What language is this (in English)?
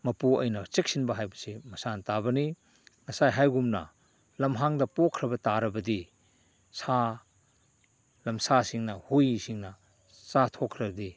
Manipuri